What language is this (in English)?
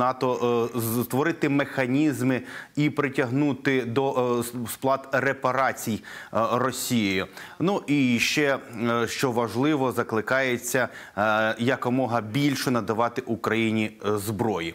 Ukrainian